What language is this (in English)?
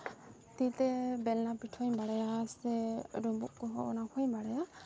Santali